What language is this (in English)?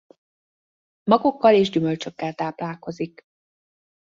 Hungarian